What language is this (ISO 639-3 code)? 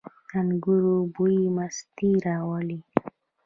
pus